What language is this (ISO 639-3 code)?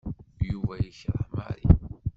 kab